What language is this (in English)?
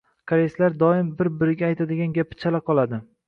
Uzbek